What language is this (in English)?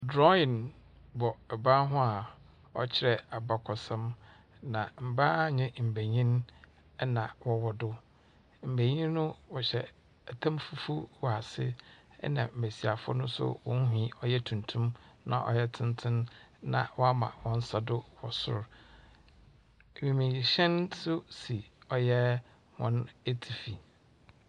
Akan